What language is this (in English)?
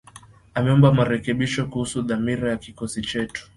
Swahili